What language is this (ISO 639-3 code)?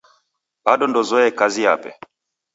dav